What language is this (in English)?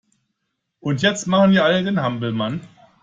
German